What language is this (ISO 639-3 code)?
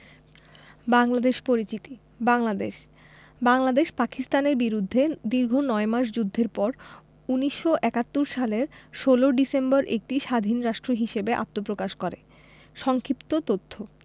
ben